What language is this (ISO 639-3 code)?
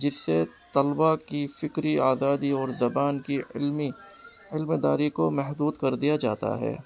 urd